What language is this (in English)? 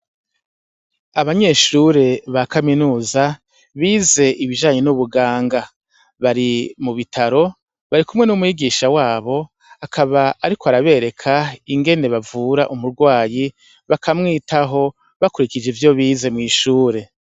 Rundi